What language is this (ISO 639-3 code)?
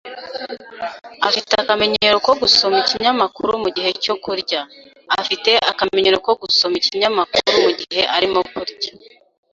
kin